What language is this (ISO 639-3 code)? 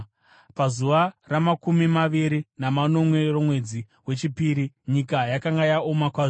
sna